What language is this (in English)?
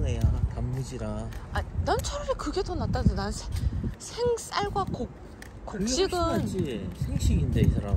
Korean